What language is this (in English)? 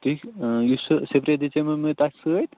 Kashmiri